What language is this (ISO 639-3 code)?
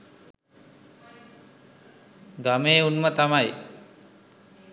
sin